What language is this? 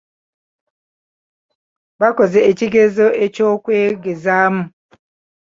Ganda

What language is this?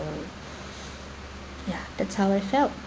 English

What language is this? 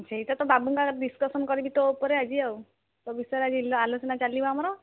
Odia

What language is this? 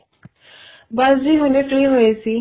Punjabi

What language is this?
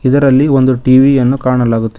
Kannada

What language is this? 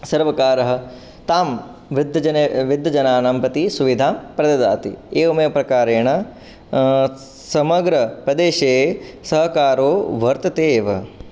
Sanskrit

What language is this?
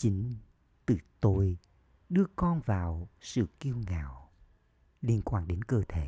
Vietnamese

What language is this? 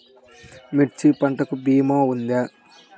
Telugu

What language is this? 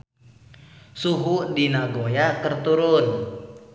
Sundanese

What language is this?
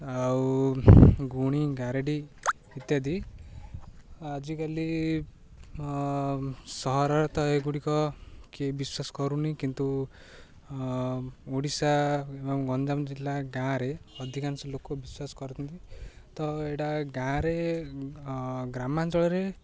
Odia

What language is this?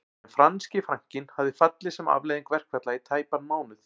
Icelandic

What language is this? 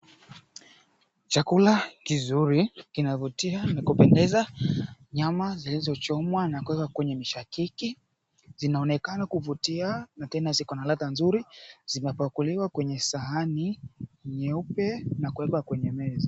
Swahili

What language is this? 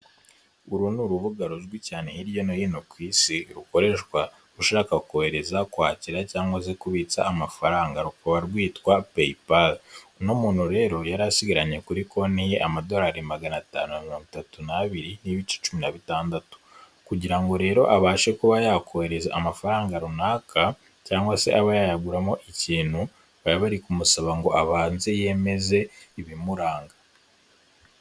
Kinyarwanda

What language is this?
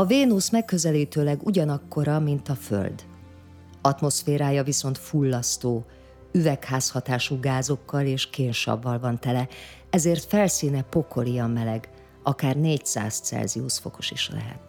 Hungarian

